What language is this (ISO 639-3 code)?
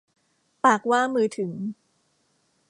tha